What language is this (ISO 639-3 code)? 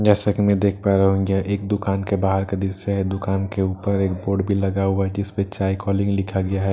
hin